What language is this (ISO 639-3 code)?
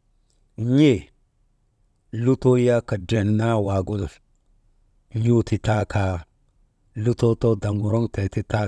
mde